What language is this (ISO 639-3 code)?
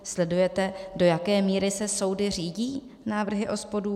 ces